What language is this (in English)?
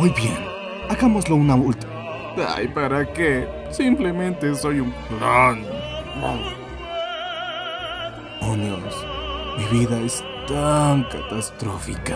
Spanish